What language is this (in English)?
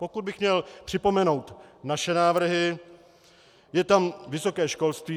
Czech